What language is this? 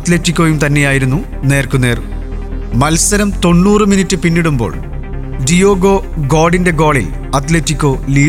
Malayalam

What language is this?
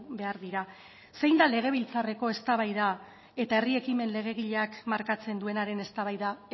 Basque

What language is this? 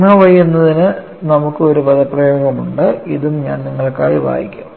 Malayalam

